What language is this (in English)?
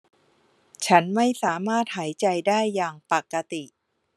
Thai